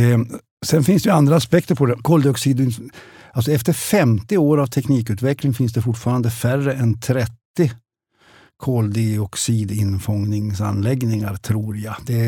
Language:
Swedish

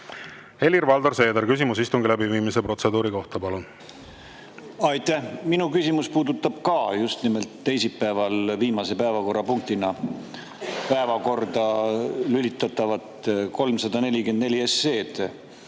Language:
Estonian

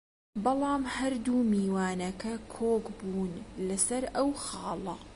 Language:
Central Kurdish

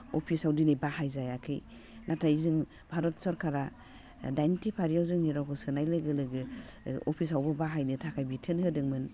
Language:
Bodo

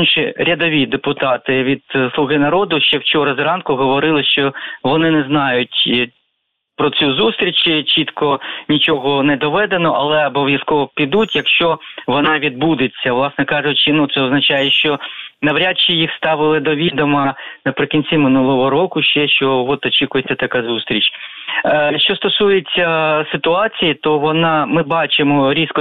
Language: Ukrainian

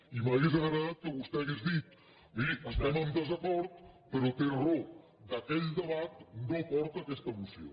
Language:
Catalan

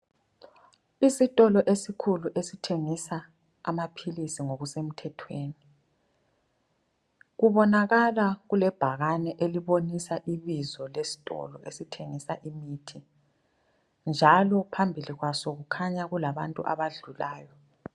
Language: North Ndebele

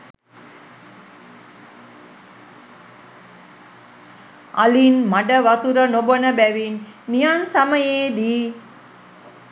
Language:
Sinhala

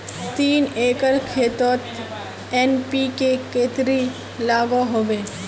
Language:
Magahi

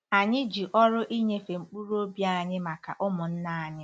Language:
Igbo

